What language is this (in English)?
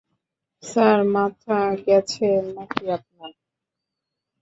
Bangla